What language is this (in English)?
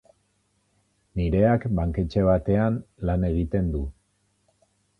Basque